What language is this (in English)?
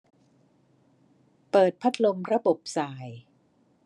Thai